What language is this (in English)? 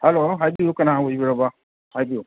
Manipuri